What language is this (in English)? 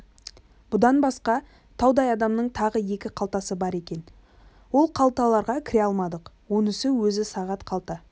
Kazakh